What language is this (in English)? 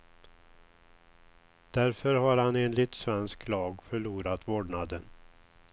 Swedish